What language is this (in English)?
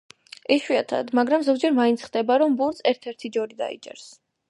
Georgian